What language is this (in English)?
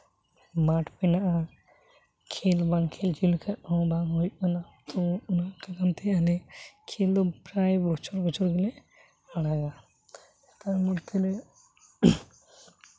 Santali